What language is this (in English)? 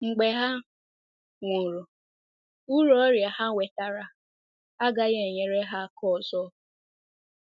Igbo